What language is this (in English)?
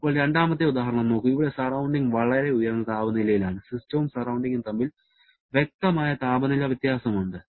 Malayalam